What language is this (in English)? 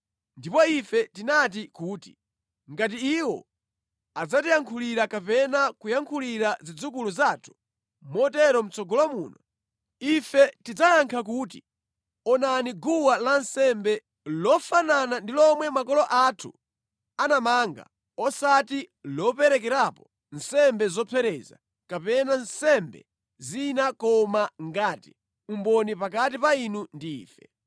Nyanja